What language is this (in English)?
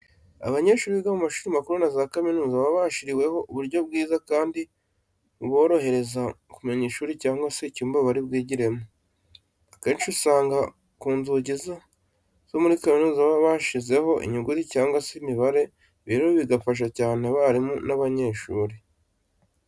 Kinyarwanda